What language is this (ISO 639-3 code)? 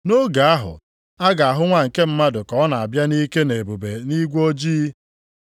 ibo